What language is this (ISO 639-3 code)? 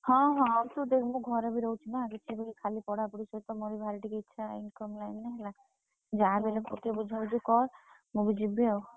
ori